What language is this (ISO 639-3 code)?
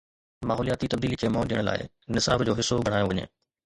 snd